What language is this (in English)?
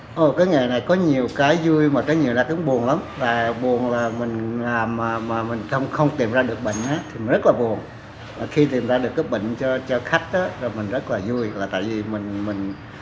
Vietnamese